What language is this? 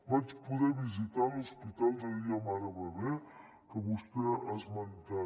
Catalan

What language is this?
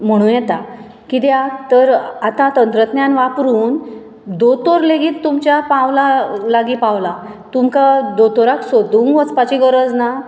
Konkani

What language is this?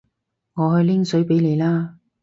Cantonese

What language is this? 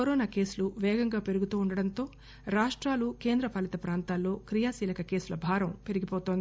Telugu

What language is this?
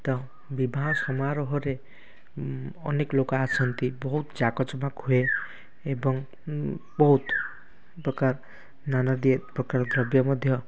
Odia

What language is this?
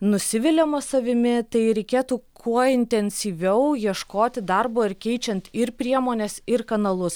Lithuanian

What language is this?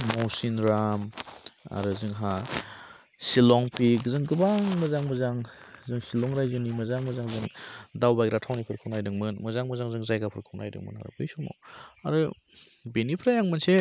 Bodo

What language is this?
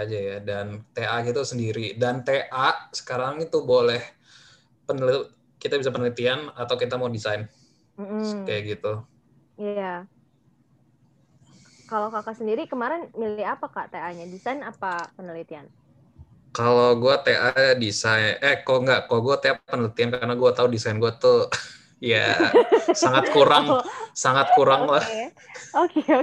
Indonesian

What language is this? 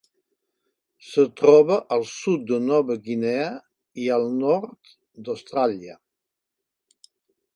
Catalan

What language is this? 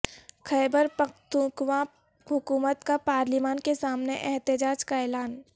Urdu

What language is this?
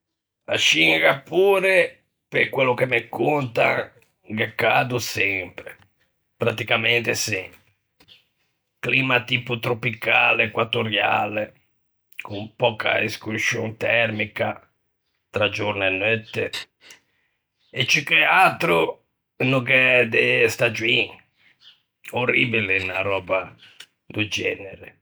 Ligurian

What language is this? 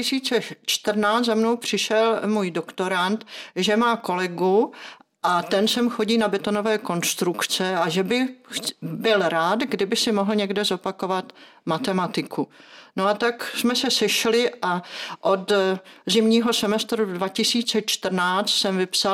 Czech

